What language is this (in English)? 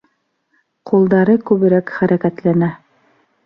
Bashkir